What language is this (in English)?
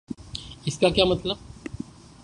Urdu